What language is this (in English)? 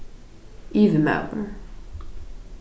Faroese